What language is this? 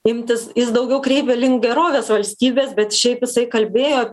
Lithuanian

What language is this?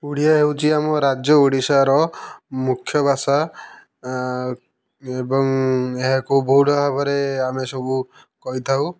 Odia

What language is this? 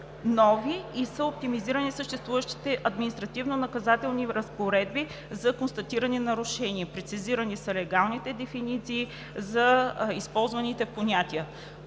Bulgarian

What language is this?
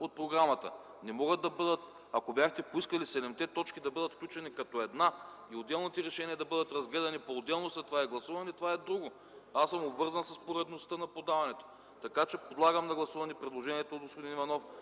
Bulgarian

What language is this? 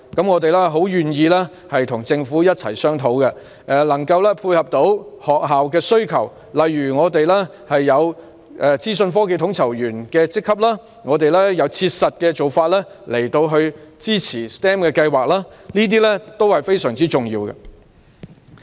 Cantonese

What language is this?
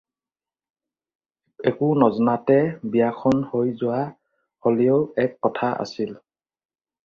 Assamese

